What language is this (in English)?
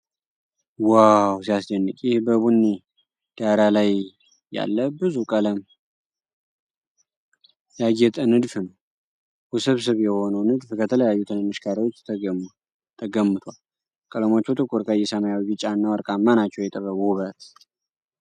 Amharic